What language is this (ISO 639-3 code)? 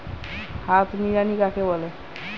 ben